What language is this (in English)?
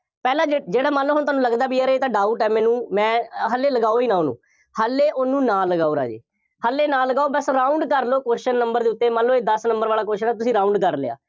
Punjabi